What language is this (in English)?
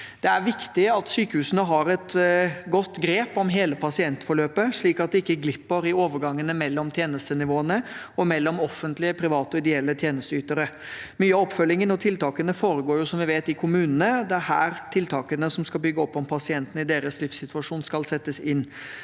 Norwegian